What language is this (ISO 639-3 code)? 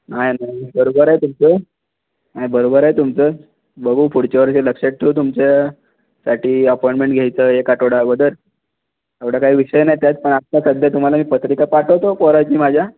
mar